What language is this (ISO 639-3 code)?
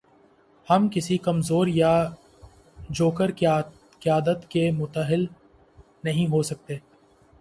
urd